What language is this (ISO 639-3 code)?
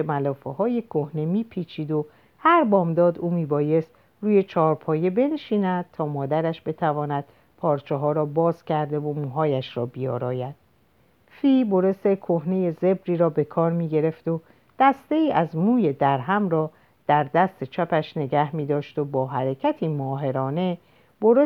fas